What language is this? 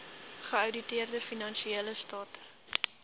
Afrikaans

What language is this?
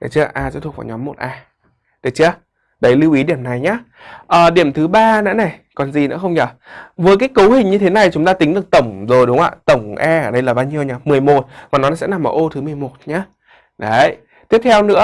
Vietnamese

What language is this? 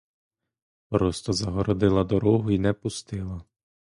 Ukrainian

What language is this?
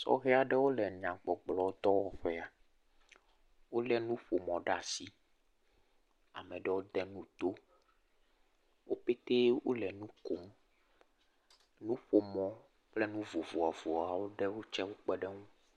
Ewe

